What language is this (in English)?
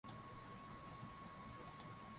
Swahili